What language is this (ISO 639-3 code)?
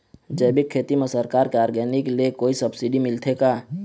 hne